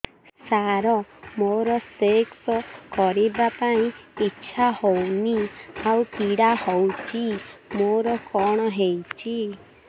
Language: Odia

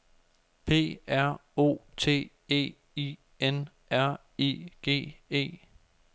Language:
Danish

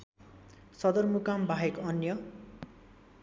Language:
Nepali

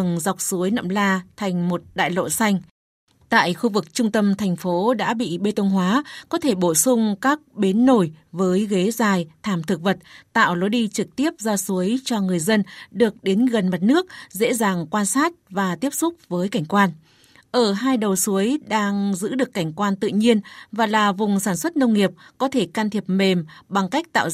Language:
Vietnamese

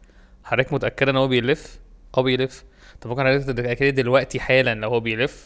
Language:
Arabic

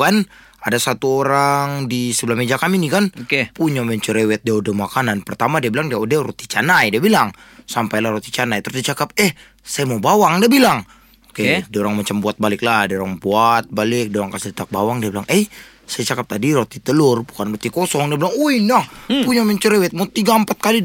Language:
Malay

